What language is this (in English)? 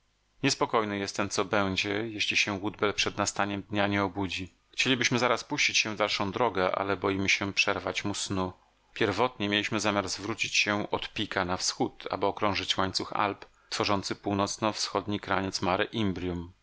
Polish